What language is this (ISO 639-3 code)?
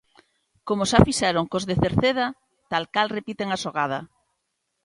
glg